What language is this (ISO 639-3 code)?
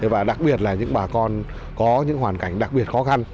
vie